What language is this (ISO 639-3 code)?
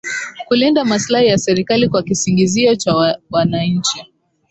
swa